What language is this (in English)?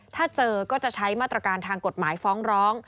Thai